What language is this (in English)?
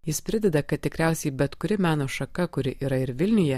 Lithuanian